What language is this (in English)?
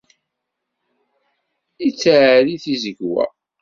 Kabyle